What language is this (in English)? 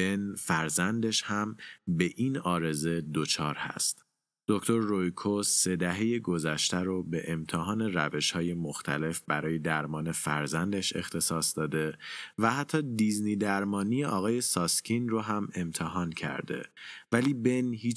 Persian